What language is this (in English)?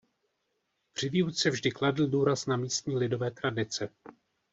Czech